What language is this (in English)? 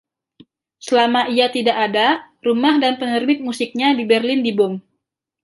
Indonesian